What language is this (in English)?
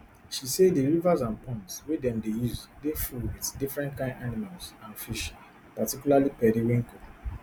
Nigerian Pidgin